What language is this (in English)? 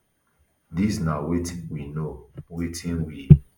Nigerian Pidgin